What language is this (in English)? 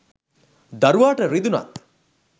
Sinhala